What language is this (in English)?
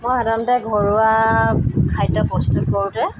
Assamese